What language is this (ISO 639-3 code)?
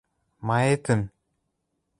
mrj